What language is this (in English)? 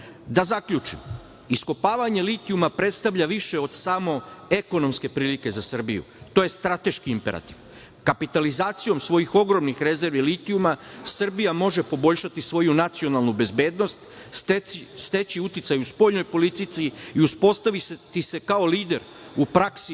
Serbian